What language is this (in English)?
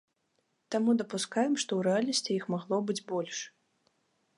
Belarusian